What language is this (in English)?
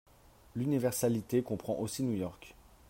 French